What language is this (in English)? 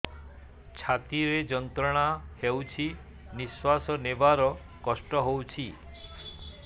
Odia